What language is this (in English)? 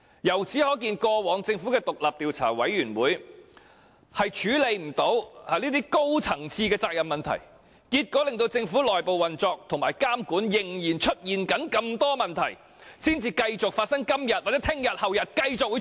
Cantonese